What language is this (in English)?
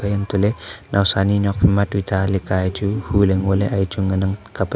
Wancho Naga